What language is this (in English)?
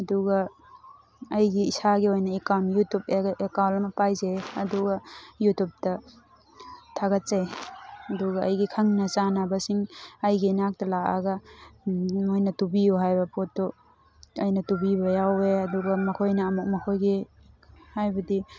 Manipuri